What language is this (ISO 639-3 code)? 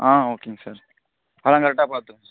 tam